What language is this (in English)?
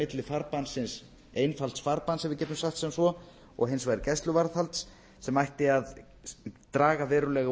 Icelandic